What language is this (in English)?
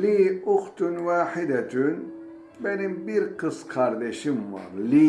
Turkish